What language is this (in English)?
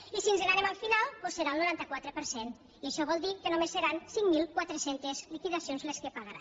Catalan